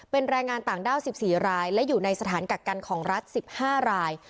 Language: Thai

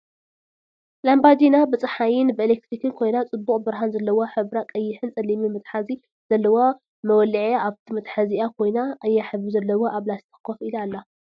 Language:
Tigrinya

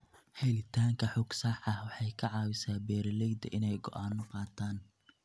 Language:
Somali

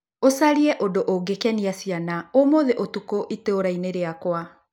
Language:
Kikuyu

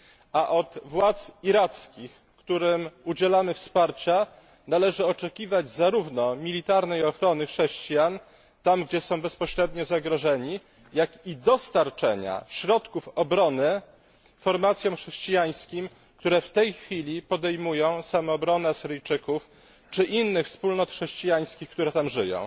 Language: Polish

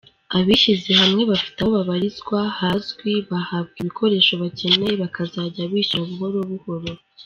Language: Kinyarwanda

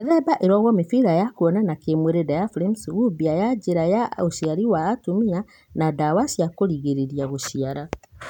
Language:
Kikuyu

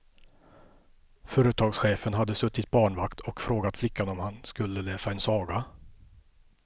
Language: Swedish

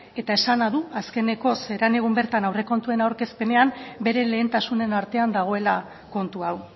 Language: Basque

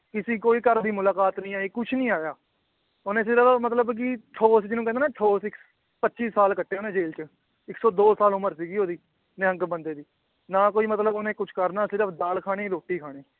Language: Punjabi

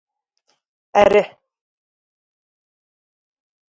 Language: Kurdish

